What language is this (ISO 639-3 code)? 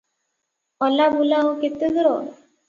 ori